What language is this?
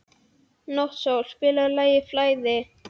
Icelandic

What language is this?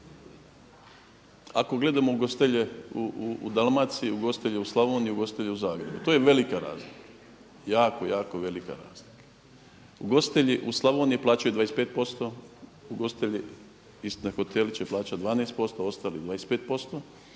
Croatian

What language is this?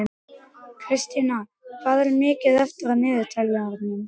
Icelandic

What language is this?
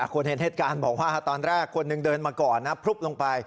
Thai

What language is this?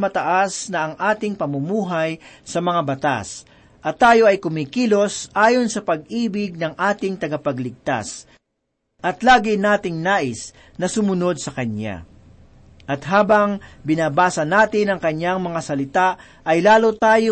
Filipino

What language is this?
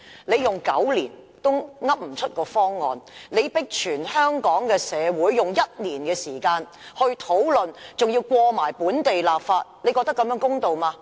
Cantonese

